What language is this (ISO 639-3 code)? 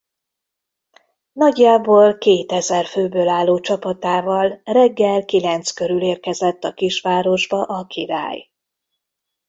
hun